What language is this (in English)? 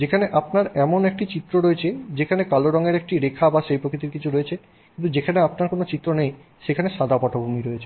Bangla